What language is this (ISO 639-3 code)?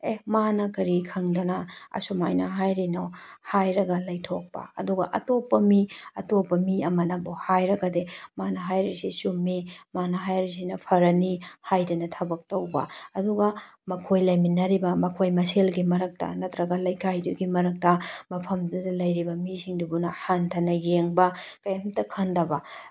mni